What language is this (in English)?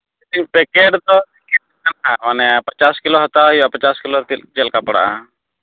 Santali